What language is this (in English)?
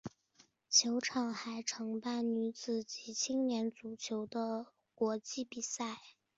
Chinese